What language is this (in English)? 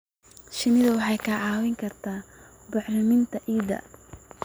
Somali